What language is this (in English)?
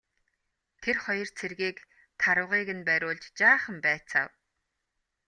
Mongolian